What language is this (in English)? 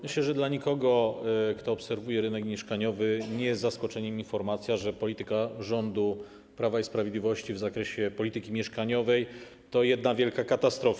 Polish